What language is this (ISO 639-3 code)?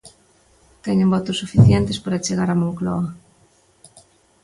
glg